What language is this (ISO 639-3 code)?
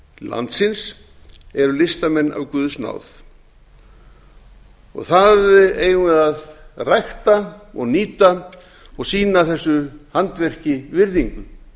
isl